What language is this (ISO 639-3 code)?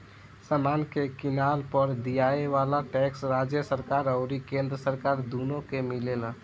bho